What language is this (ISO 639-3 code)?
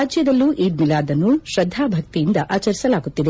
kan